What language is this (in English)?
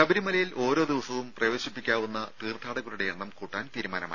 Malayalam